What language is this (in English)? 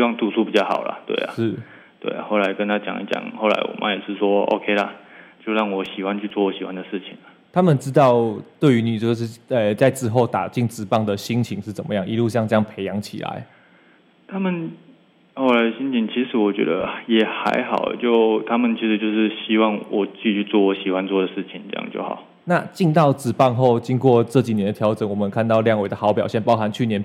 Chinese